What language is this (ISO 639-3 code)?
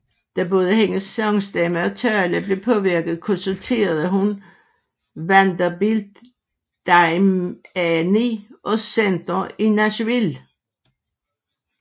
dan